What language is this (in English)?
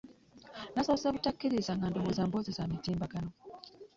Ganda